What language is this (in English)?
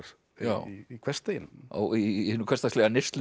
Icelandic